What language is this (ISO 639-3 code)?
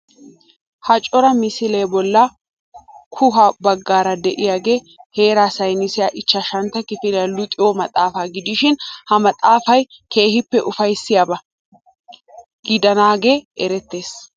wal